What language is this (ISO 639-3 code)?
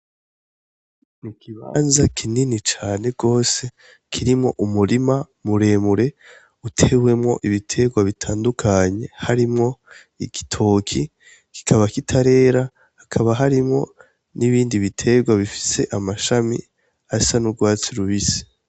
run